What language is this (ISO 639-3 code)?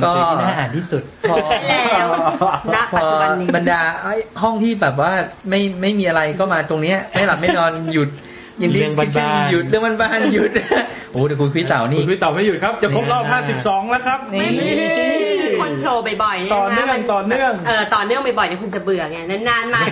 tha